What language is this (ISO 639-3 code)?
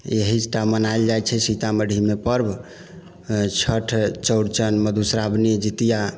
mai